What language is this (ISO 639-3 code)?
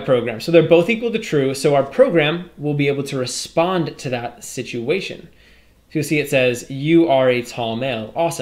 eng